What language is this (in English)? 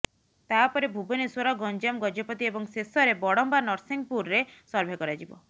Odia